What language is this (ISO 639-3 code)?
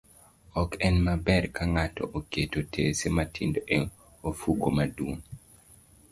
luo